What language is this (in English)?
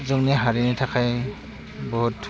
Bodo